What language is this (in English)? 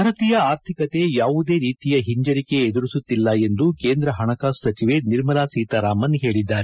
Kannada